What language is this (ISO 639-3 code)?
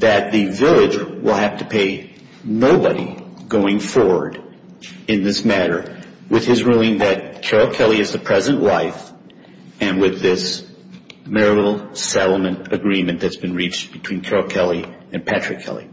eng